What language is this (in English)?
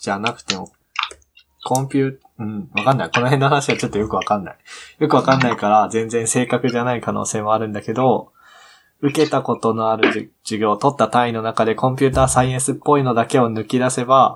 Japanese